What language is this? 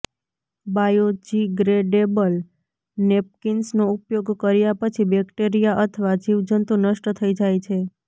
Gujarati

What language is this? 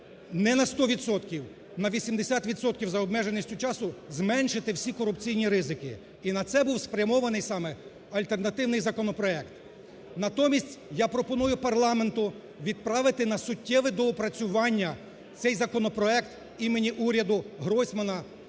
Ukrainian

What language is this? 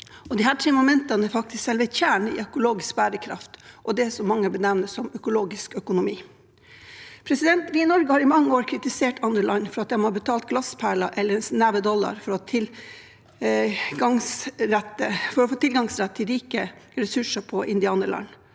Norwegian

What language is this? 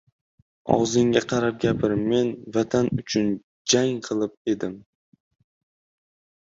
Uzbek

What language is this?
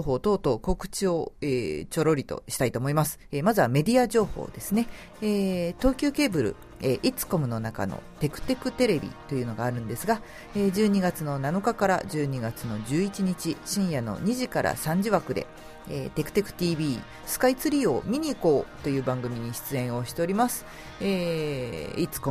Japanese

